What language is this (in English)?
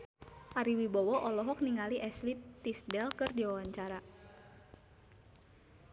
Sundanese